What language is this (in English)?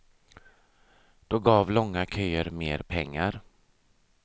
Swedish